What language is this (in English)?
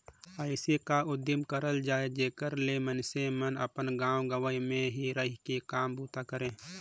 Chhattisgarhi